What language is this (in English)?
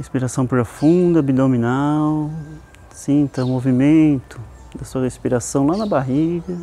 Portuguese